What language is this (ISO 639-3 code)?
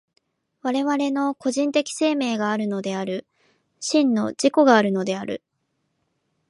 jpn